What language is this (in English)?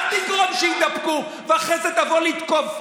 Hebrew